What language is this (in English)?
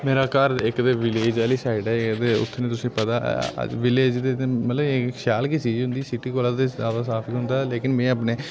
Dogri